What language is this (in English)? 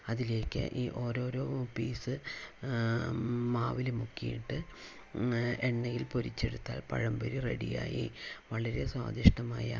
Malayalam